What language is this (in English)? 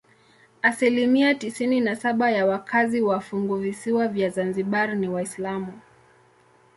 Swahili